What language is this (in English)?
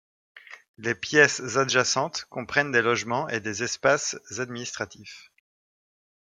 French